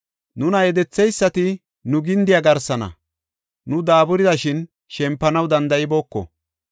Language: Gofa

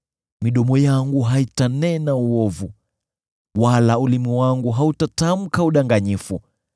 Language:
Swahili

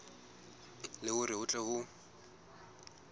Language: Southern Sotho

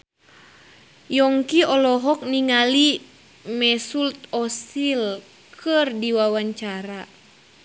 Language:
Sundanese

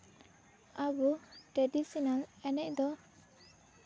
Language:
Santali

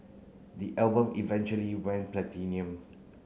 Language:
English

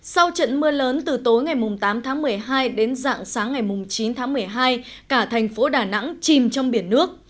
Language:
Vietnamese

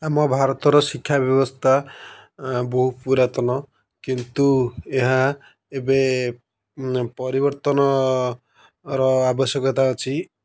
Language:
Odia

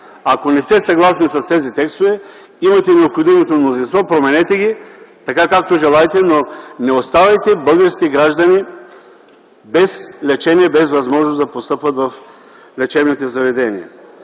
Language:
Bulgarian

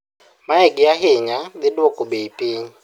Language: Luo (Kenya and Tanzania)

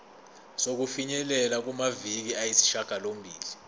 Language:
Zulu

